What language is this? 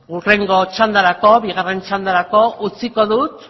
Basque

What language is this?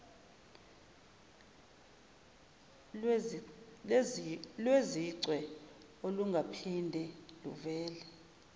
Zulu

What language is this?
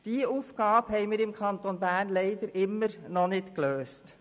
Swiss German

